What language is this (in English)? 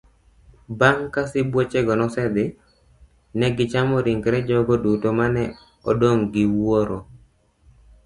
Luo (Kenya and Tanzania)